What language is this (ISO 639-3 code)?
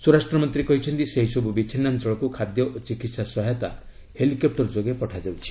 ori